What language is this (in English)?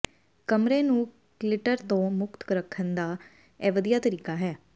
Punjabi